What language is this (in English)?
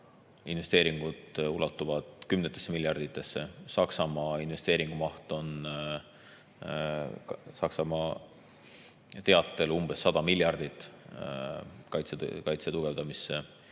Estonian